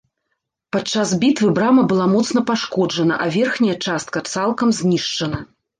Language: Belarusian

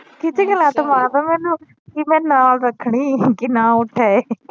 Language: Punjabi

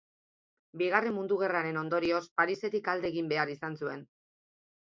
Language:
Basque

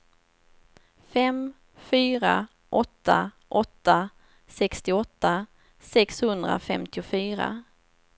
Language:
Swedish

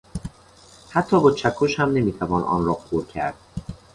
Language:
Persian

